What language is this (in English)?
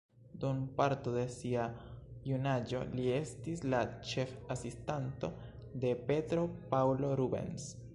Esperanto